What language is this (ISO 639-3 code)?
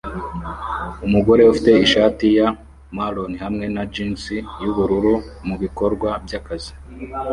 kin